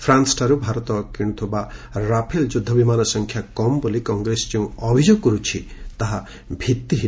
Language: Odia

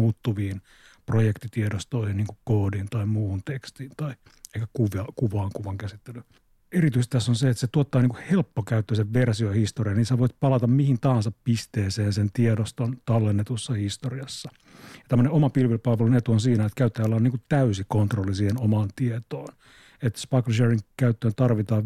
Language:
Finnish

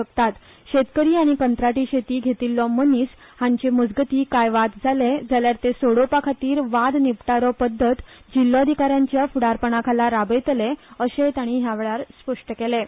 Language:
Konkani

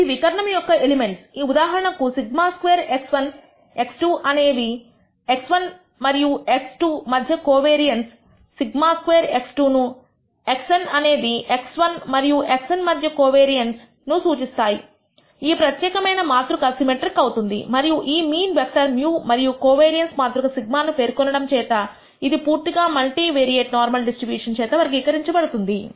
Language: Telugu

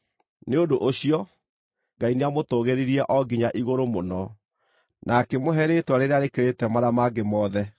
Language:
Kikuyu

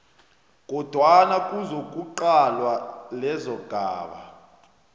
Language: South Ndebele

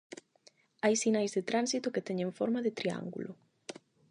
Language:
Galician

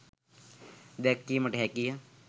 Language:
Sinhala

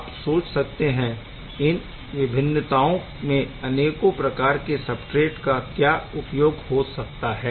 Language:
Hindi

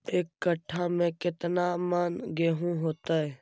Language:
Magahi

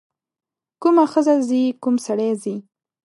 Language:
Pashto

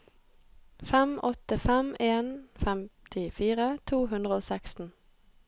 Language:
Norwegian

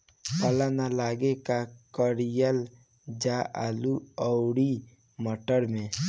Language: Bhojpuri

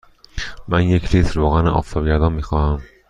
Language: Persian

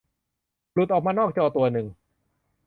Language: Thai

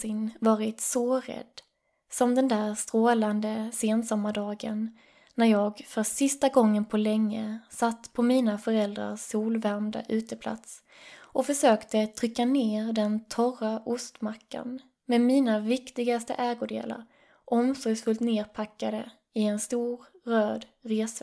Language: Swedish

